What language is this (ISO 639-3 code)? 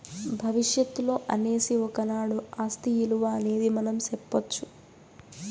tel